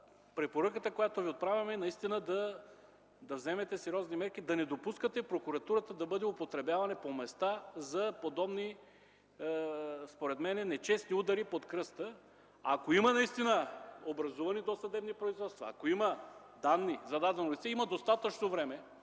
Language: Bulgarian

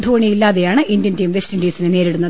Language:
Malayalam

